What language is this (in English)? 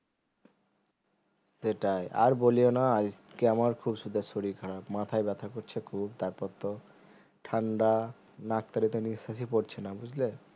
Bangla